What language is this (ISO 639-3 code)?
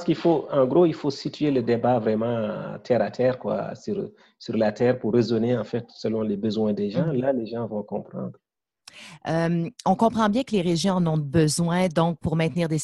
fra